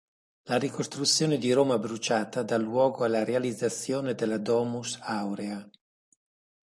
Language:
Italian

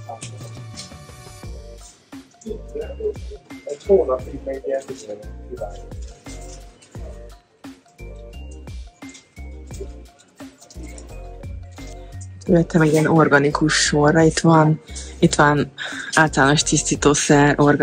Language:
Hungarian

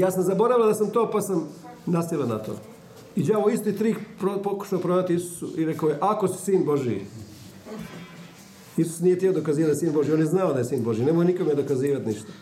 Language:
Croatian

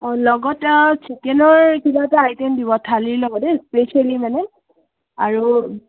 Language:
Assamese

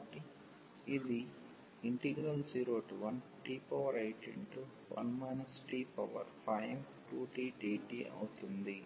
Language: Telugu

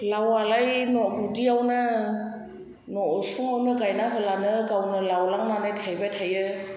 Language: Bodo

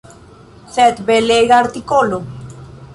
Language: Esperanto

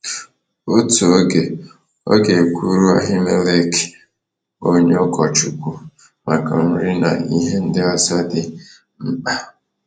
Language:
Igbo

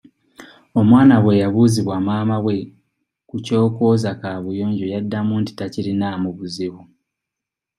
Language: Ganda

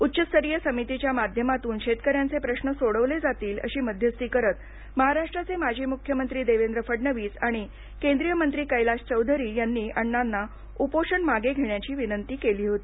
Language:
Marathi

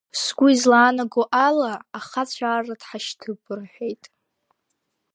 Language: Abkhazian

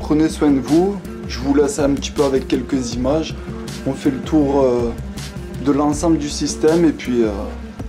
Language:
French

